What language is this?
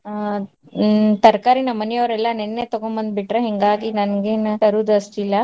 Kannada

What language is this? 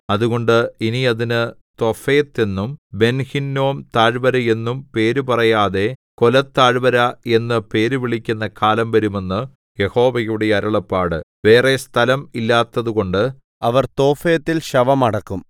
Malayalam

